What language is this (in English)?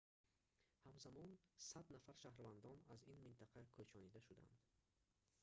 Tajik